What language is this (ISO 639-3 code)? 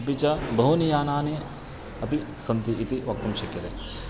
san